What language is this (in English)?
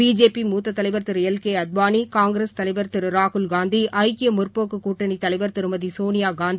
Tamil